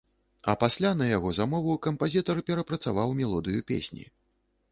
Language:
Belarusian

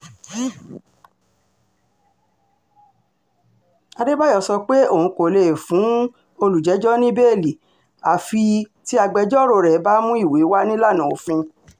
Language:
Yoruba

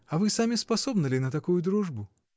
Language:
Russian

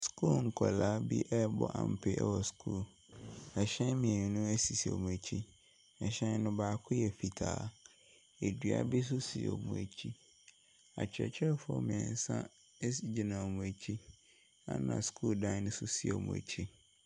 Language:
Akan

